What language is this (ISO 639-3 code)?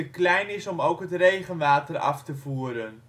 nld